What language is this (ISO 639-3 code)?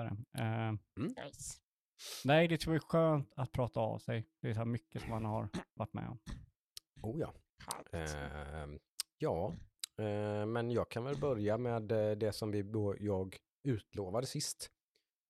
swe